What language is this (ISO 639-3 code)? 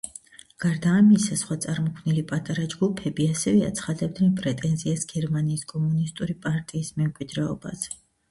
kat